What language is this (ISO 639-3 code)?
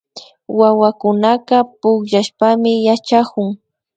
qvi